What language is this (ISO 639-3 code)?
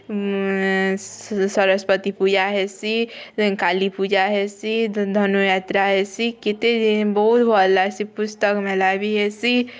ori